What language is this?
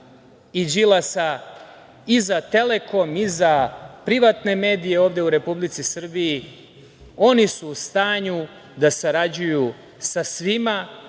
Serbian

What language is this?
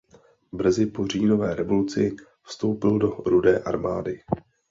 Czech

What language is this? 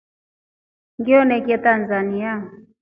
Rombo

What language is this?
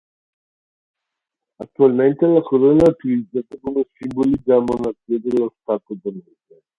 Italian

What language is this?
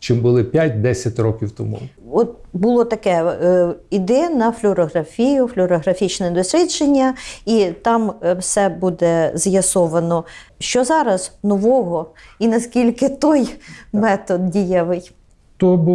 Ukrainian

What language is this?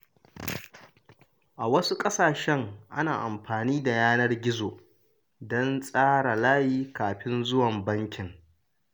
Hausa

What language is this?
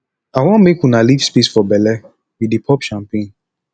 Nigerian Pidgin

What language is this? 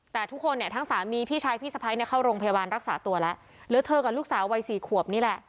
Thai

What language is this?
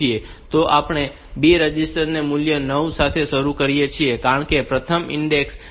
Gujarati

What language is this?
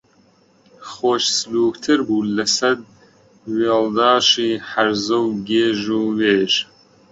Central Kurdish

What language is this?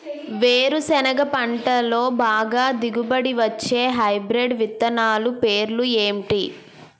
Telugu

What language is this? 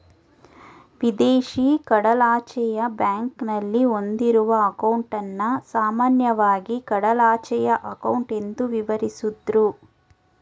Kannada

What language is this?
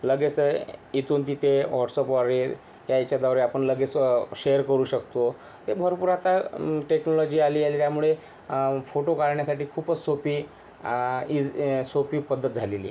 Marathi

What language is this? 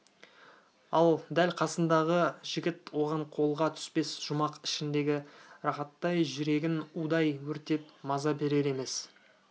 Kazakh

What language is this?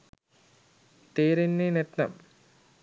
Sinhala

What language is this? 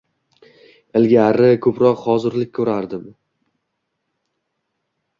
Uzbek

